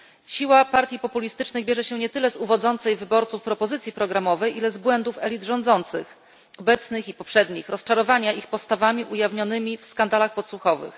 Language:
Polish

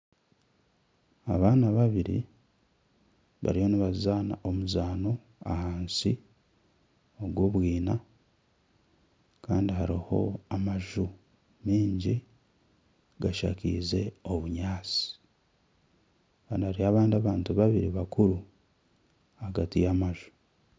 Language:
Nyankole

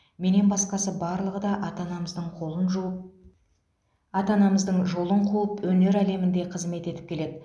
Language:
Kazakh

